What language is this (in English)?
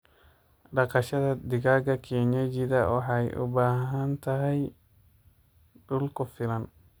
Somali